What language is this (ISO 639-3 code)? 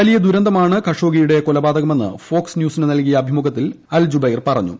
mal